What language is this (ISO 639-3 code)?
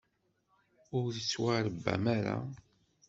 kab